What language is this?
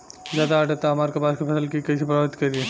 Bhojpuri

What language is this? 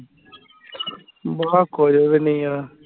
Punjabi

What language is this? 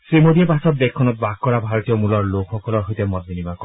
Assamese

